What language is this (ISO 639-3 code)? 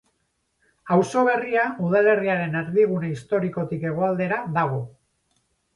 eus